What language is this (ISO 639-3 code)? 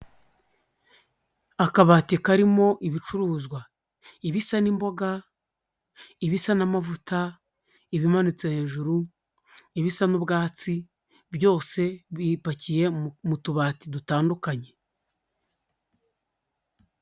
kin